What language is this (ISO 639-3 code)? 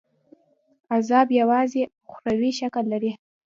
pus